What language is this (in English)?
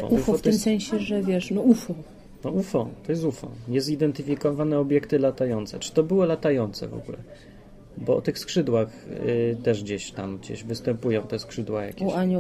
Polish